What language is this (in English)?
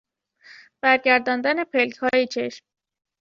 Persian